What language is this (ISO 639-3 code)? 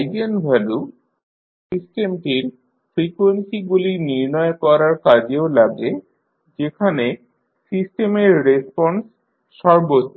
ben